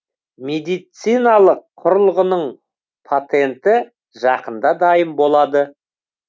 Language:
Kazakh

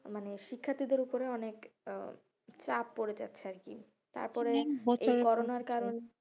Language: Bangla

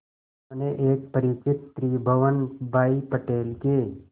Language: Hindi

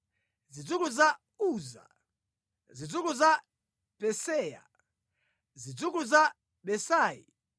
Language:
Nyanja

